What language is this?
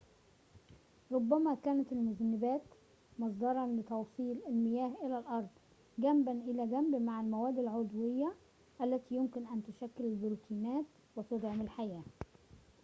Arabic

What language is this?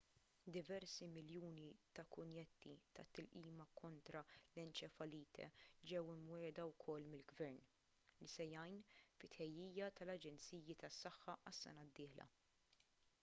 Maltese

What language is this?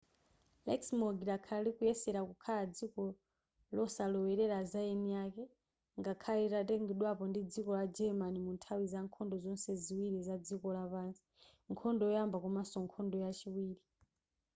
Nyanja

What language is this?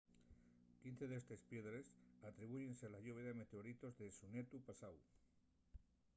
Asturian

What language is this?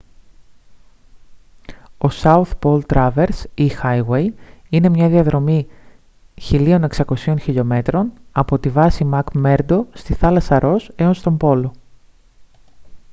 Greek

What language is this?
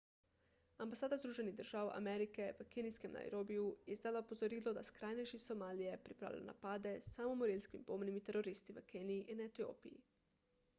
Slovenian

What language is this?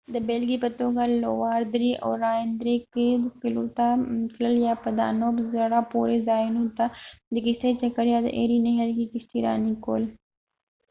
Pashto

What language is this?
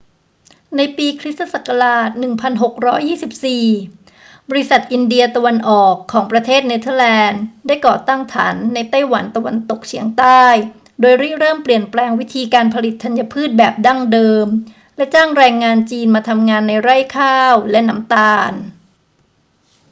Thai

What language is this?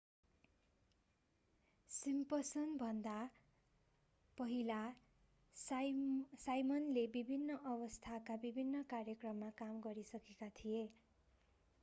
Nepali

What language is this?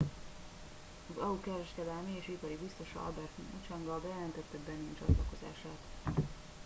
Hungarian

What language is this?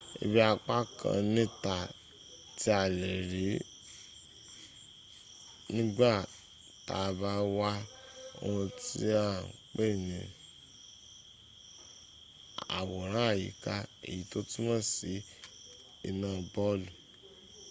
Yoruba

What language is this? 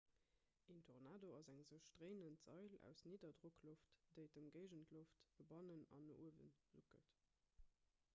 Luxembourgish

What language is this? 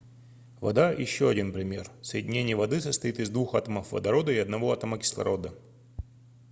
Russian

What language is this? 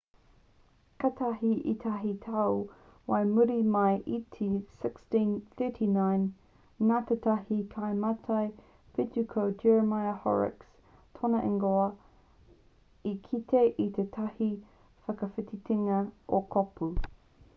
Māori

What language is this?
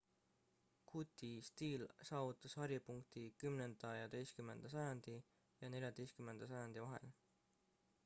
Estonian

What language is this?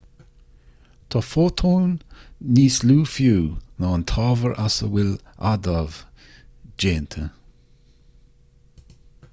Irish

